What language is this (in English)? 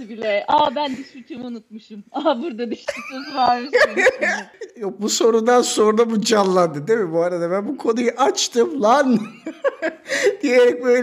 Turkish